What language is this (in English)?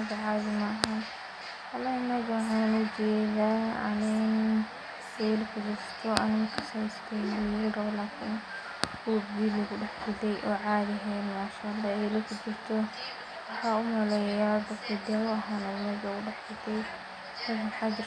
Somali